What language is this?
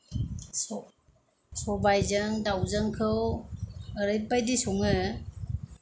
Bodo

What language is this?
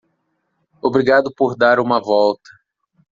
Portuguese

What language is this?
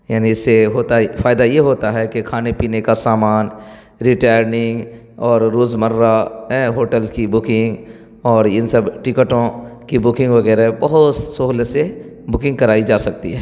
Urdu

